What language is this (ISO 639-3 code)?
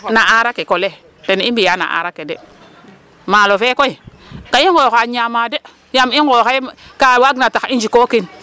srr